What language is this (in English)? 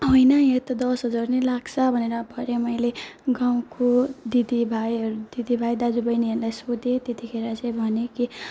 Nepali